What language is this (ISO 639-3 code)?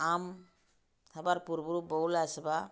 ori